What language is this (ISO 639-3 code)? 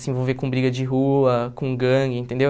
por